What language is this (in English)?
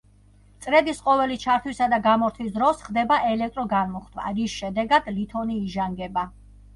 Georgian